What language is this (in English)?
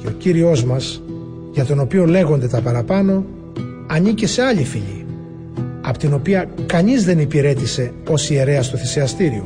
Greek